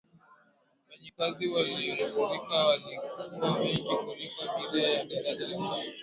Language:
Swahili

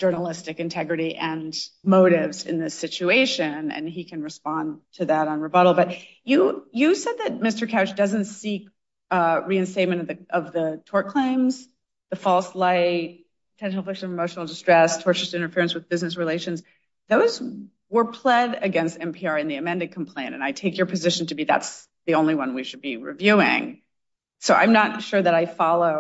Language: English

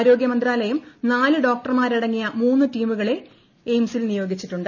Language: Malayalam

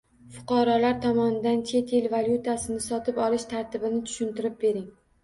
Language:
Uzbek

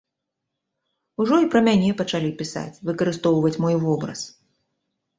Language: Belarusian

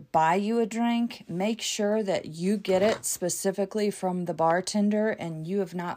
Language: English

